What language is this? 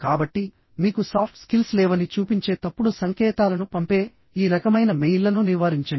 Telugu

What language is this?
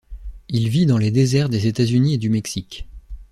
French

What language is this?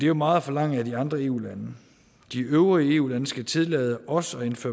Danish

